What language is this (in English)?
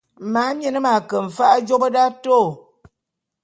Bulu